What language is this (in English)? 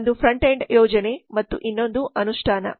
Kannada